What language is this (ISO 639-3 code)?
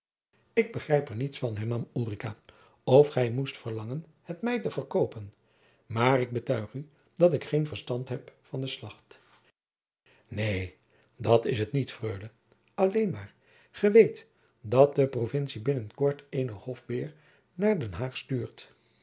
nld